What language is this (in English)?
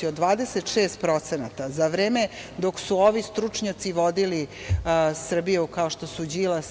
Serbian